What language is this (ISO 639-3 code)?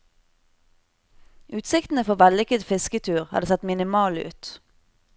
nor